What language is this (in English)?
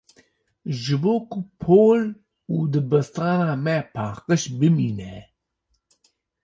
Kurdish